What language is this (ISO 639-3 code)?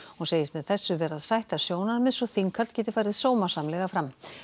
isl